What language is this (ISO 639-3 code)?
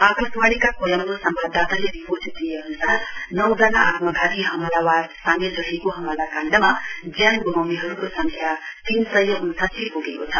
nep